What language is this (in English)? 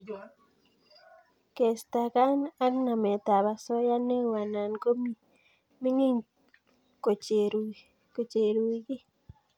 Kalenjin